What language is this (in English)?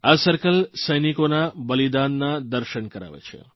Gujarati